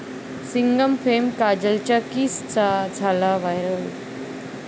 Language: Marathi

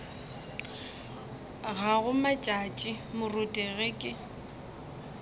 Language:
Northern Sotho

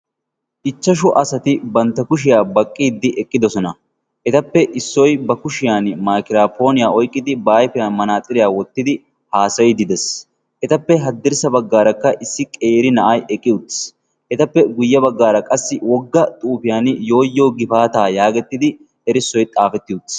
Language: Wolaytta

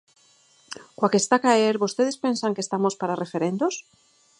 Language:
Galician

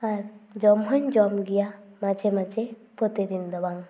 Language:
Santali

